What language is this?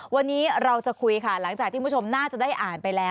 Thai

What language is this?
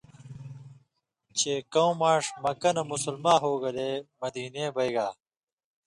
Indus Kohistani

